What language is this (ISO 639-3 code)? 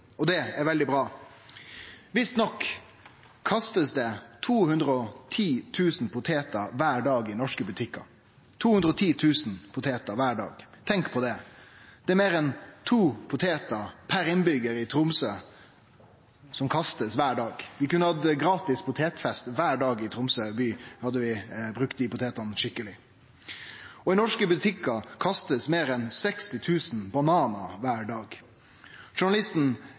nno